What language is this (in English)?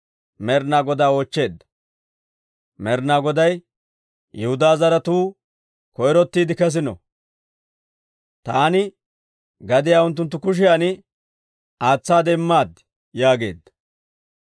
Dawro